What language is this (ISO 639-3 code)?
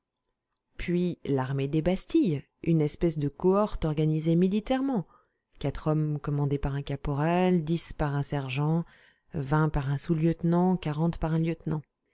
fra